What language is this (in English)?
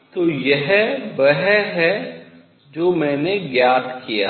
Hindi